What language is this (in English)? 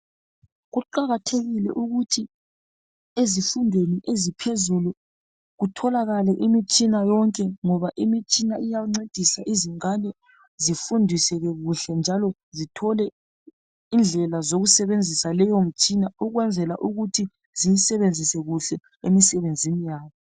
North Ndebele